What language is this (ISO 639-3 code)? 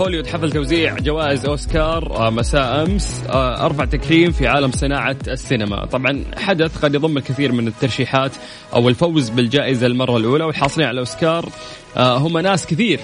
ara